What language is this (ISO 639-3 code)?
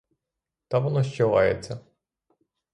ukr